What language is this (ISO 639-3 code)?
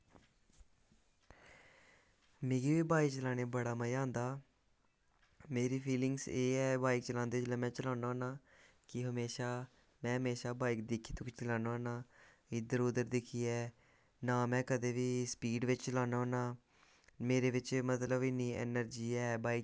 doi